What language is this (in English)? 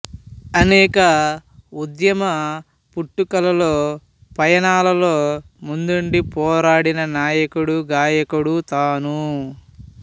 Telugu